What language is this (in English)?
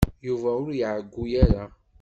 Kabyle